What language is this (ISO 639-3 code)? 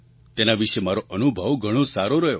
guj